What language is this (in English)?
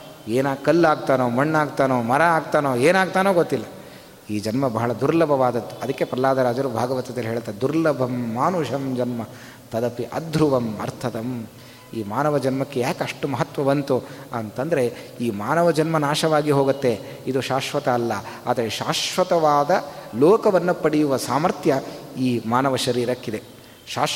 Kannada